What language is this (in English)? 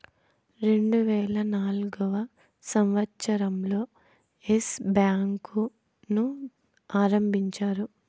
Telugu